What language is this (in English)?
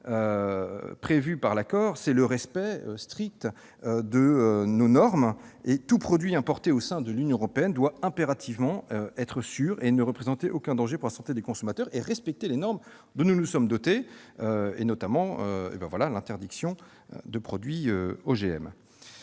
French